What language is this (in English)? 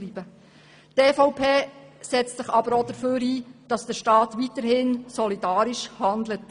Swiss German